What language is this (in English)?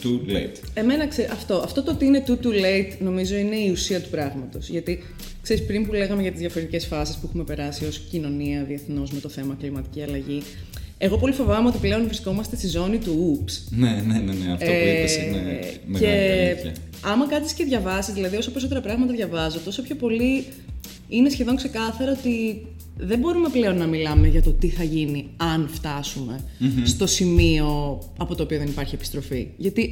Greek